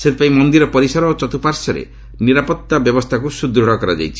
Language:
Odia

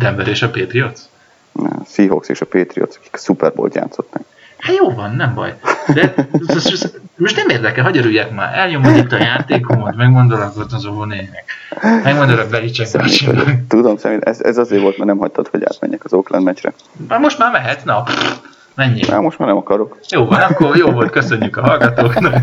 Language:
Hungarian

